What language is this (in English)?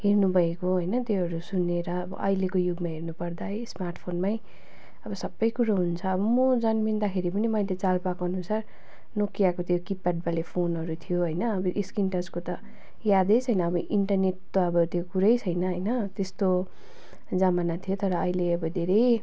Nepali